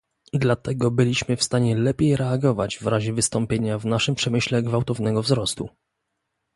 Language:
Polish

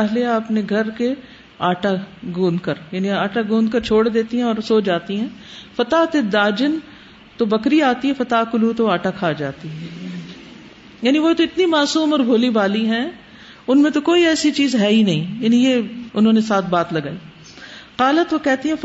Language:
Urdu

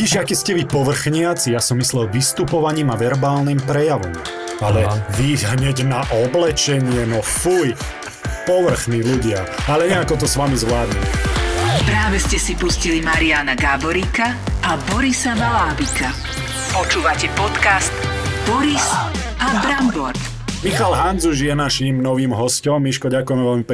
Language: Slovak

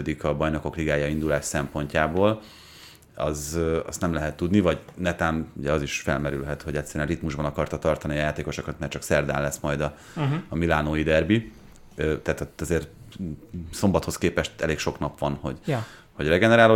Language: Hungarian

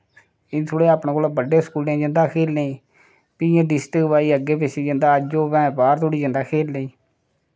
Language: Dogri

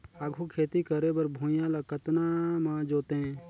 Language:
Chhattisgarhi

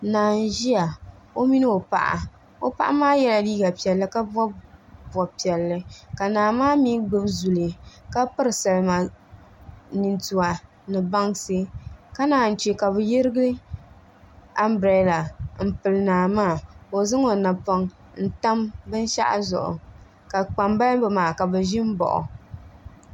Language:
Dagbani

